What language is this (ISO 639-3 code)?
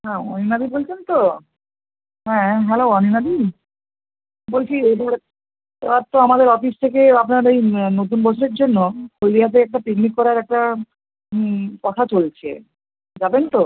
ben